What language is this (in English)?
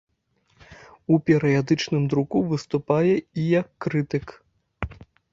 Belarusian